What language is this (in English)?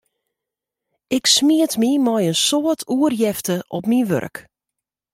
Western Frisian